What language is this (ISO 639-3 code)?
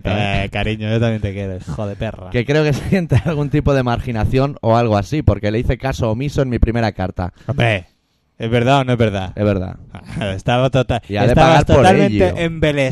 spa